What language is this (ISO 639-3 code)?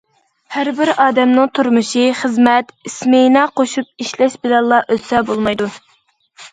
uig